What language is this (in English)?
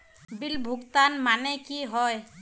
Magahi